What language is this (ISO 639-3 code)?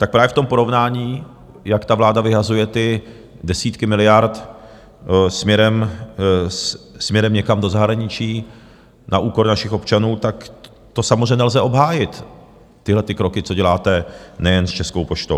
ces